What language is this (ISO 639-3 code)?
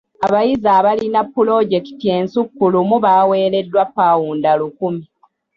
lug